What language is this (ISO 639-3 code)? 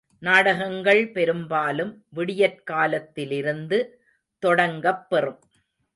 tam